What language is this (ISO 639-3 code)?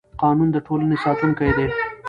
pus